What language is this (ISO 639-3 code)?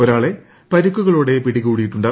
mal